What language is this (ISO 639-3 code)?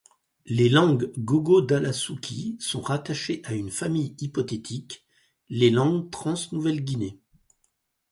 fra